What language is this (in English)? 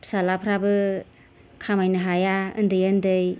Bodo